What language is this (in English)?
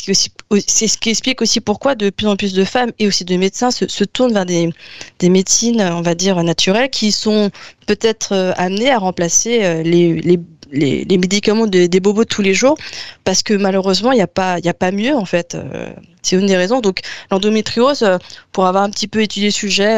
French